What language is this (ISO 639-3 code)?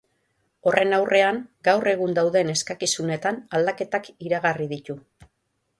eus